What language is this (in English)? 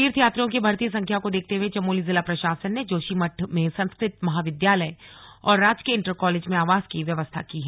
Hindi